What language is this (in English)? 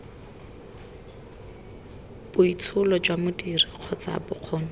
Tswana